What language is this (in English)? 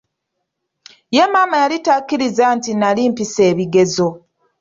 Ganda